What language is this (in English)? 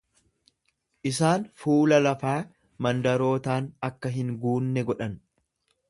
Oromo